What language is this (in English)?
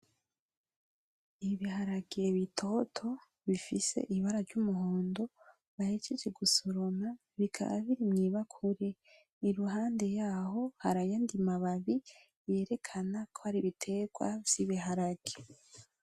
Rundi